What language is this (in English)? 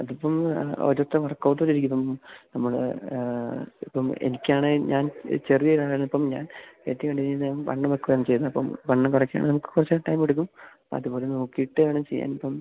Malayalam